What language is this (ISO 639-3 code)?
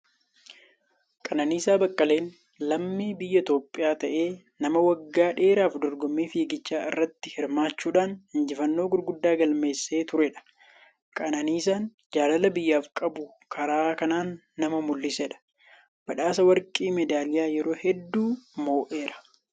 orm